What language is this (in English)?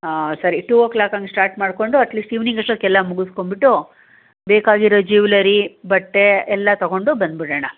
Kannada